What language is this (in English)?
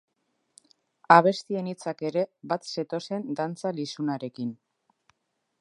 Basque